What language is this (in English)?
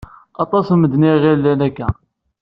Kabyle